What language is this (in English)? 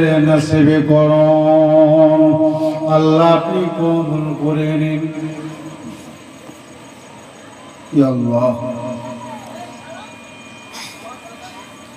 Arabic